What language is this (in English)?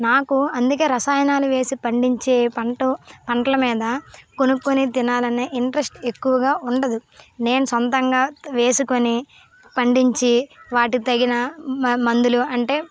Telugu